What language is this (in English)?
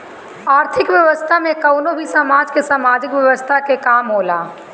Bhojpuri